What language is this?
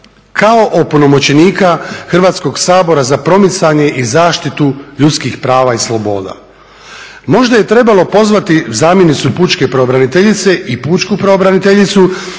Croatian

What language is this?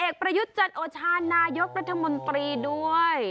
Thai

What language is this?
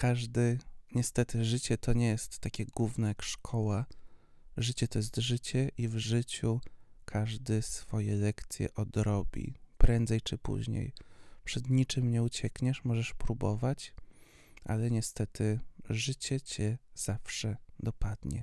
Polish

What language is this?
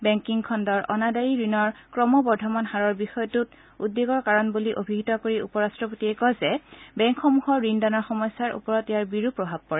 Assamese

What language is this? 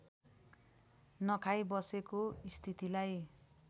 Nepali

